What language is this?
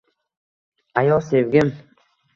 Uzbek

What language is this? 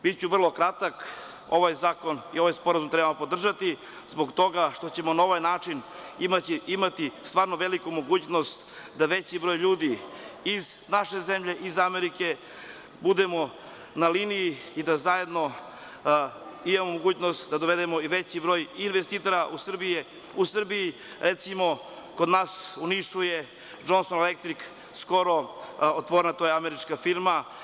Serbian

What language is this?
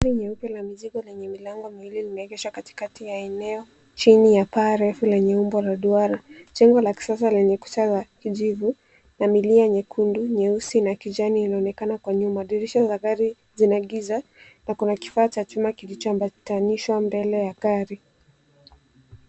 Swahili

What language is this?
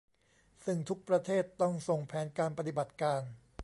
Thai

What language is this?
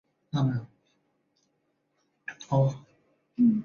Chinese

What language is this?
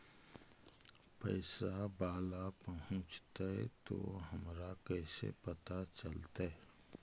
Magahi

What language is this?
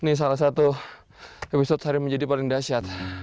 Indonesian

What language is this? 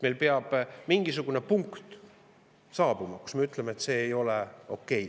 Estonian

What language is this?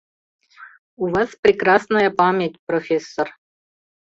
Mari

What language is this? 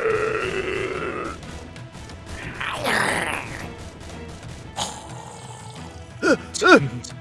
Korean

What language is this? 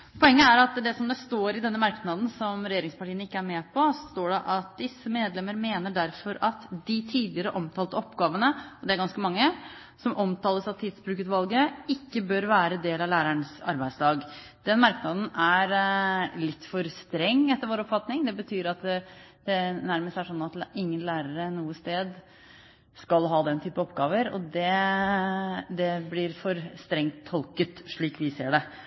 Norwegian Bokmål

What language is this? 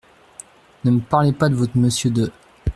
French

